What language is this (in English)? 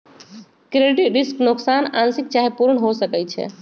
Magahi